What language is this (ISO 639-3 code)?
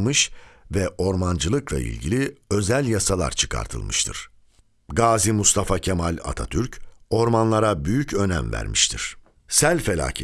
tur